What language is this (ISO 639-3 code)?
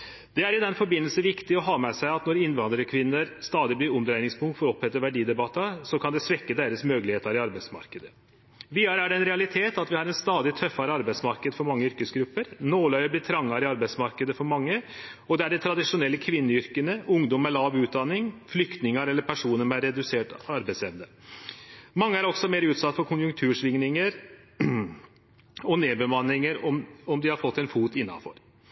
nno